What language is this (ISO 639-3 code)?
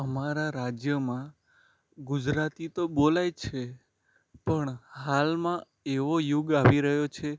guj